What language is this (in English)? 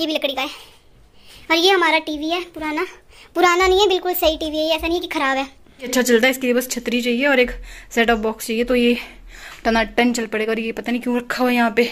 Hindi